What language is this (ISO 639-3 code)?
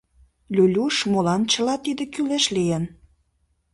chm